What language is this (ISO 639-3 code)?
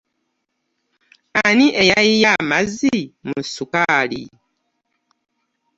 lug